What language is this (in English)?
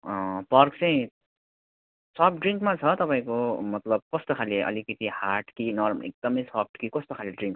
Nepali